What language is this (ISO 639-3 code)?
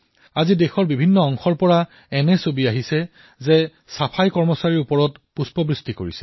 asm